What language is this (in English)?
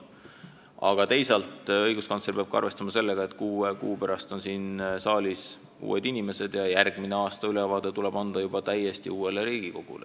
Estonian